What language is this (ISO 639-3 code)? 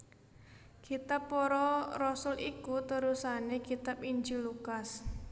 jav